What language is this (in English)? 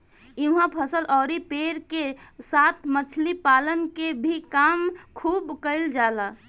Bhojpuri